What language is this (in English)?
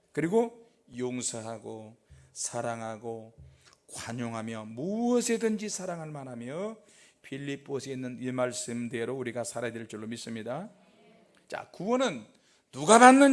Korean